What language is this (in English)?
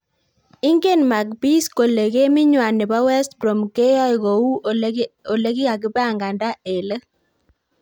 Kalenjin